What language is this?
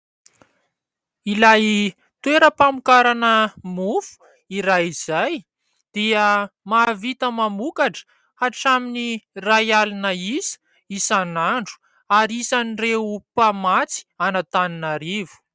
Malagasy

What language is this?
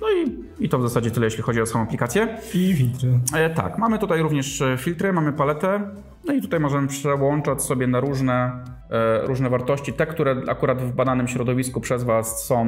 Polish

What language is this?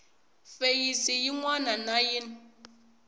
Tsonga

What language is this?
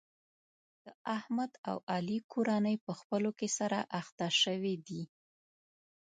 Pashto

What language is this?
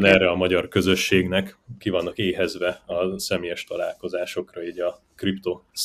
Hungarian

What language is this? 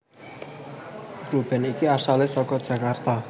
Javanese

